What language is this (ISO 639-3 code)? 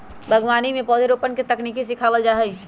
mag